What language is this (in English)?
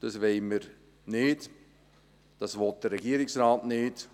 Swiss German